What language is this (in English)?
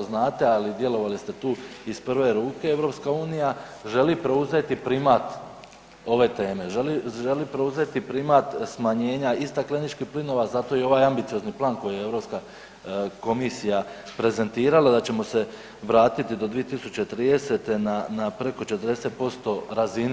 Croatian